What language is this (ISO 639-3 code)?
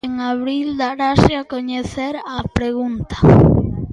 glg